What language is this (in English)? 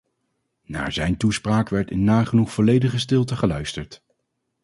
Dutch